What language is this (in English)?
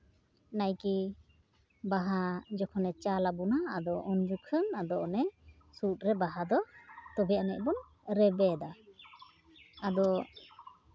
Santali